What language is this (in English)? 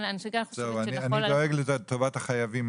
Hebrew